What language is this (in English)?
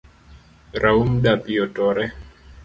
Luo (Kenya and Tanzania)